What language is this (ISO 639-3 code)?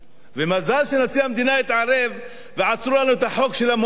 heb